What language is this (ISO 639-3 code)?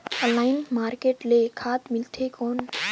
hne